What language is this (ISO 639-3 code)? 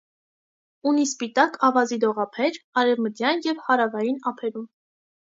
hye